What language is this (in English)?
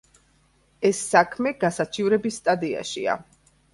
Georgian